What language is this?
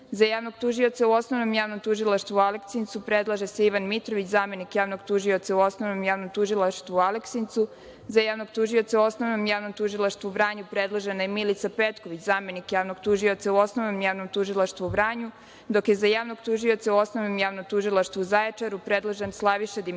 Serbian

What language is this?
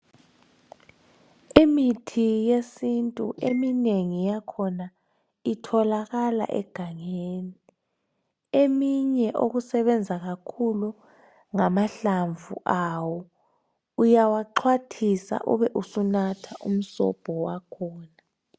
North Ndebele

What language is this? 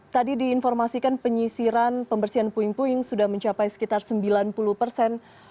Indonesian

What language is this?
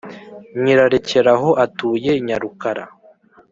Kinyarwanda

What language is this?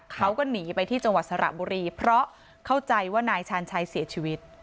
Thai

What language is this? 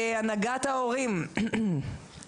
Hebrew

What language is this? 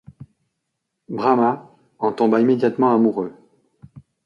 French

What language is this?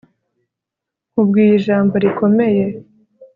Kinyarwanda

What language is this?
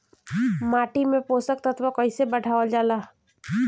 Bhojpuri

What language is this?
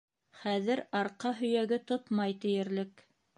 Bashkir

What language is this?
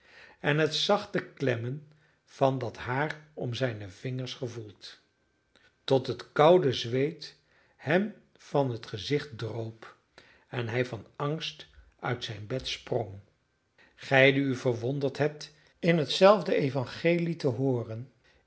Dutch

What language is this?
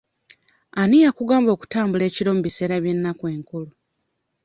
Ganda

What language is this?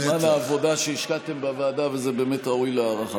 Hebrew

